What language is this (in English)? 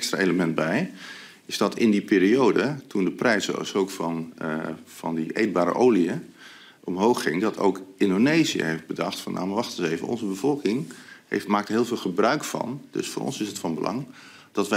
Dutch